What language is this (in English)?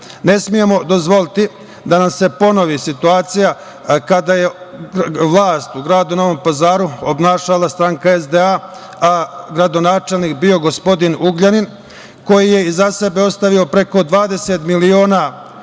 Serbian